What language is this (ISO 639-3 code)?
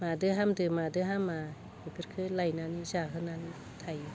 brx